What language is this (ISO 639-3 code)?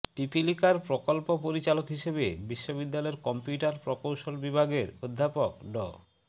ben